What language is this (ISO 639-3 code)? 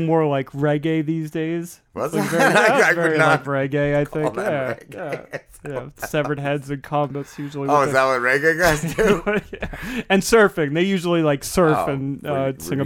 eng